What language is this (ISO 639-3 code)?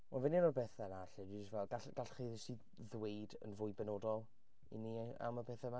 cym